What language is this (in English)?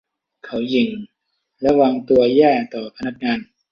Thai